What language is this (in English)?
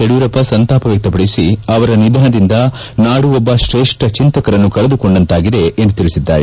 Kannada